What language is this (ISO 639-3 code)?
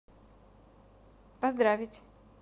rus